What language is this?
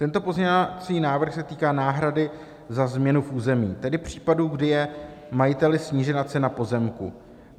Czech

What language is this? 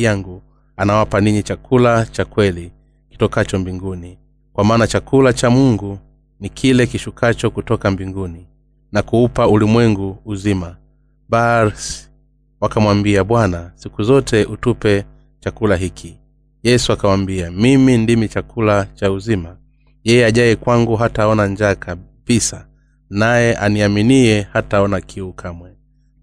Swahili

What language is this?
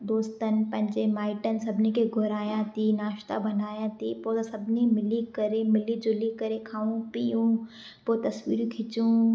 Sindhi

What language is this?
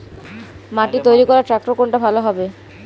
Bangla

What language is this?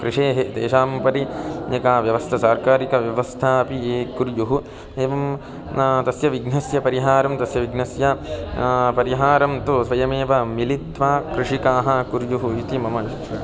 Sanskrit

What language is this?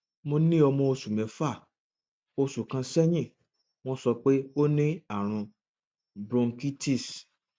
Yoruba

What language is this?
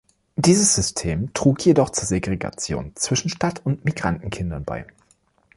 German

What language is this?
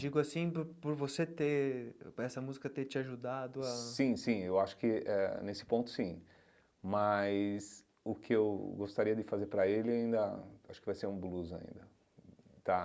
Portuguese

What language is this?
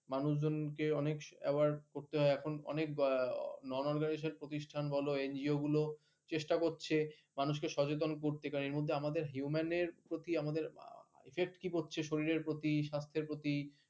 Bangla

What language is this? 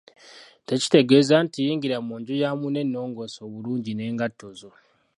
Ganda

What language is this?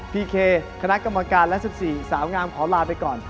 Thai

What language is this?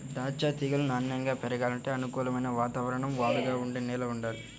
Telugu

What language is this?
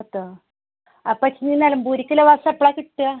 Malayalam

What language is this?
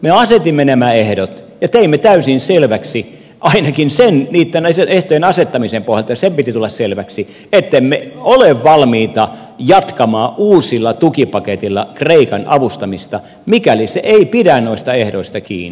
Finnish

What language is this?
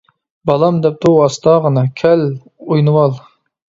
Uyghur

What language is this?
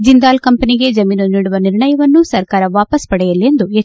Kannada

